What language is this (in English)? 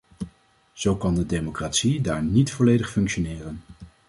Dutch